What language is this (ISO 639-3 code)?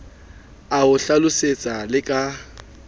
sot